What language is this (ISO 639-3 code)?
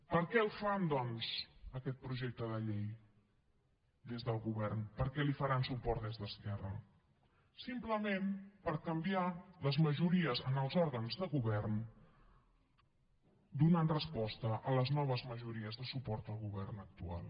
cat